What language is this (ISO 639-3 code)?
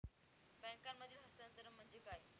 mar